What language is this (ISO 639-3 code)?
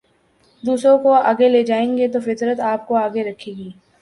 urd